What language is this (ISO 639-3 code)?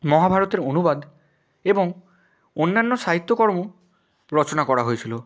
ben